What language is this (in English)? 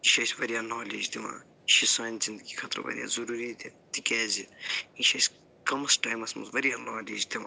Kashmiri